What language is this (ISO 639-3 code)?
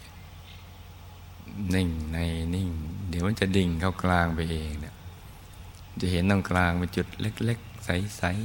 tha